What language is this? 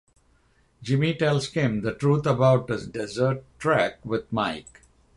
English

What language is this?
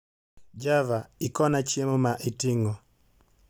Luo (Kenya and Tanzania)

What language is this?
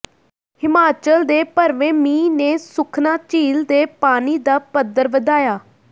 Punjabi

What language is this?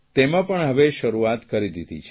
Gujarati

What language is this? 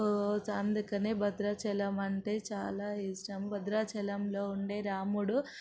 Telugu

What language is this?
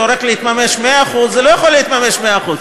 Hebrew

